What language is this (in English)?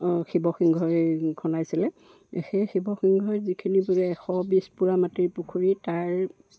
Assamese